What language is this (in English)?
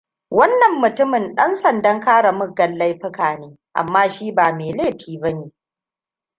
Hausa